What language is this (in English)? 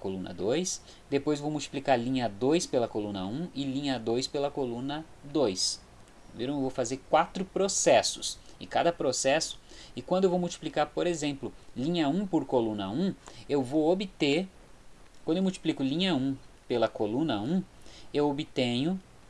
Portuguese